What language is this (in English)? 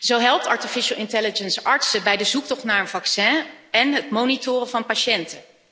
Dutch